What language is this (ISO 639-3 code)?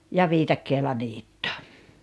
fin